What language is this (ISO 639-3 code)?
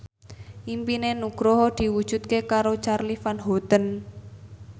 jav